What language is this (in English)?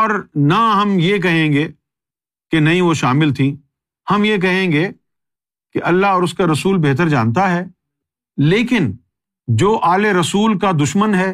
Urdu